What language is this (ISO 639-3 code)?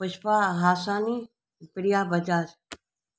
snd